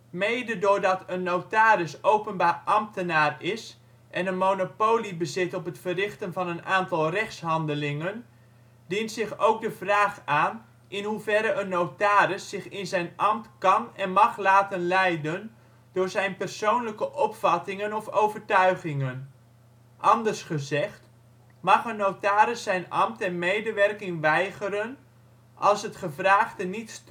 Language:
Dutch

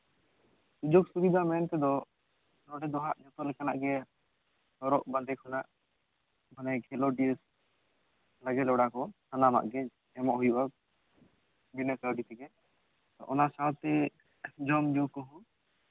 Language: Santali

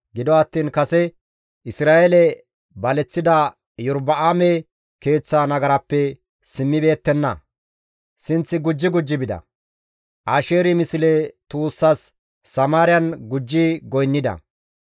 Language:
Gamo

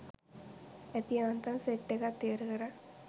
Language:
Sinhala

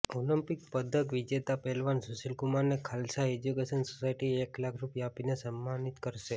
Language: Gujarati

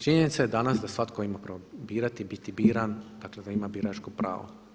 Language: Croatian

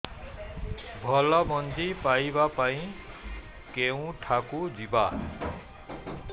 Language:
Odia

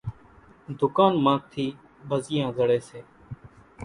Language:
Kachi Koli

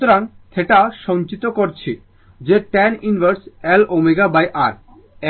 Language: Bangla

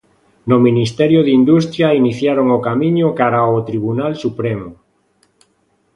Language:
Galician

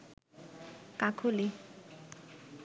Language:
Bangla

